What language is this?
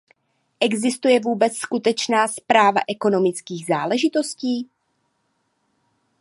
Czech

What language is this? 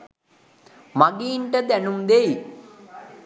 Sinhala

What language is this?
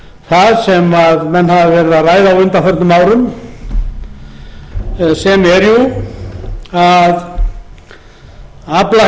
Icelandic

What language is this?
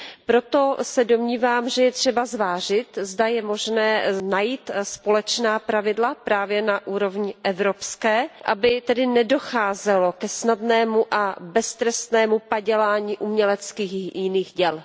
Czech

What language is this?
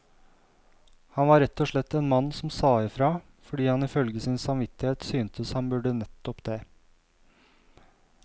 Norwegian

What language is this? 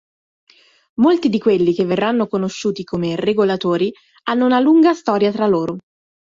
Italian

